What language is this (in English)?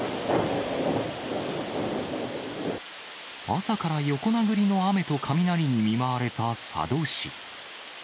Japanese